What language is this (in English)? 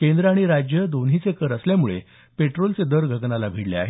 Marathi